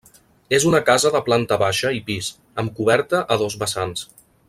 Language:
Catalan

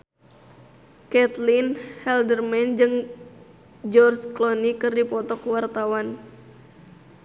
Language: Sundanese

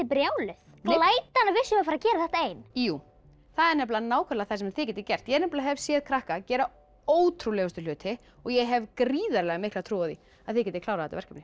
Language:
Icelandic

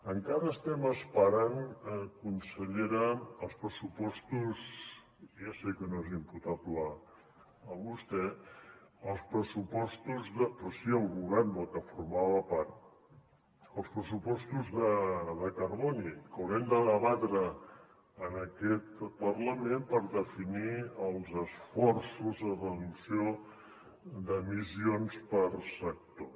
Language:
Catalan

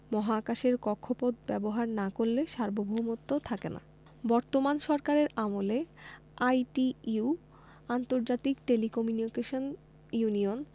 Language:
Bangla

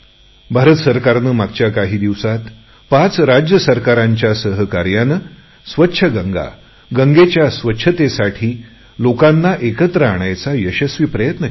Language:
Marathi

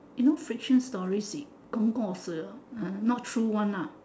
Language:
English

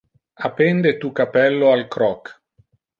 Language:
Interlingua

